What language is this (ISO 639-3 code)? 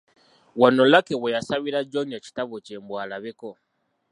lug